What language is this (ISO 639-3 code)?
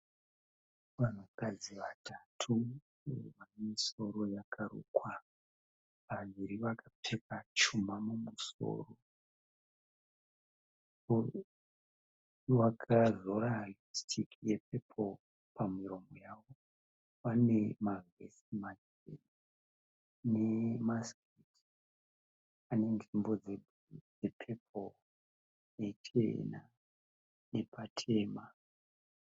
sna